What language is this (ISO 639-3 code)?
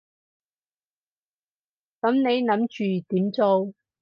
yue